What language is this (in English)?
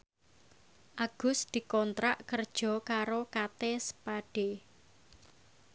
Javanese